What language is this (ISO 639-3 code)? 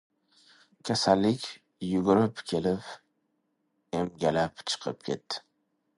uzb